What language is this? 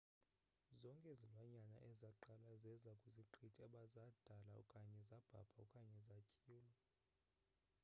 Xhosa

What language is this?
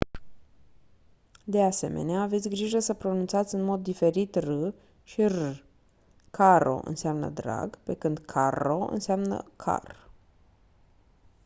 Romanian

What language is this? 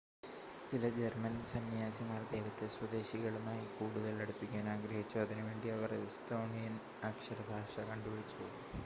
Malayalam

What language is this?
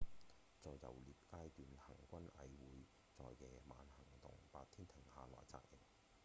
Cantonese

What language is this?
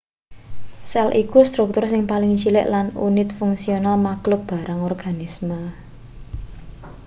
Javanese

